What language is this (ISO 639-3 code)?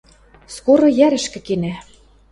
mrj